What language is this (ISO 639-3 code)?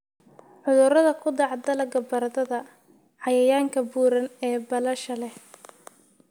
som